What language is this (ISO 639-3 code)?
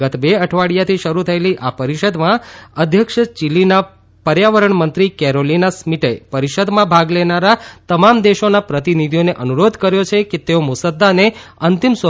guj